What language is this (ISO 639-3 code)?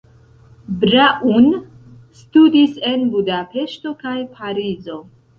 epo